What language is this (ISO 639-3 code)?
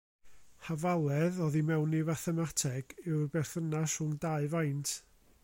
cym